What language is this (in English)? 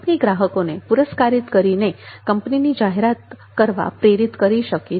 Gujarati